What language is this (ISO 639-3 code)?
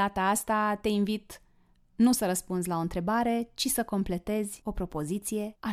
ron